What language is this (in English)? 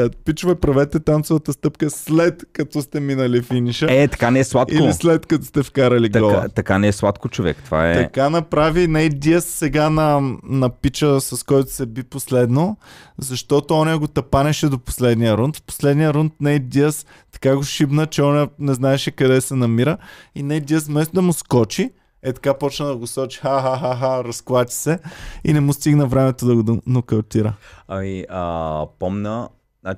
Bulgarian